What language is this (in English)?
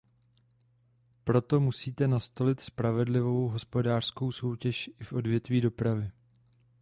Czech